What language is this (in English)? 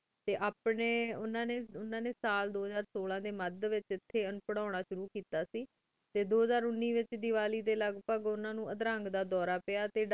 Punjabi